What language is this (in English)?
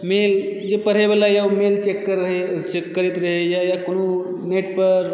Maithili